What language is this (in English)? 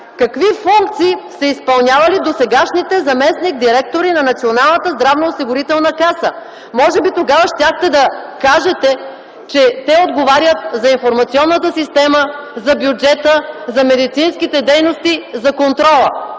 Bulgarian